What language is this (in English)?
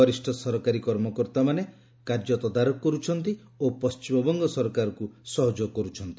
Odia